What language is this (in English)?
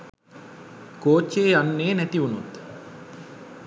Sinhala